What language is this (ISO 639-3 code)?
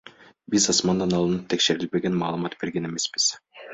kir